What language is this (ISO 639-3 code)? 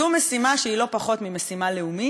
heb